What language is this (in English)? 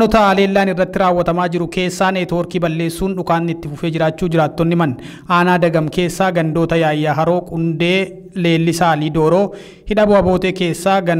Indonesian